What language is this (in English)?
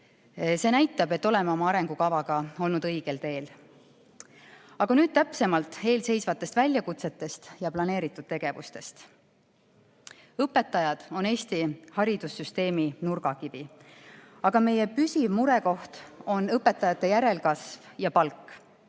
Estonian